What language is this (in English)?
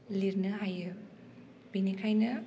Bodo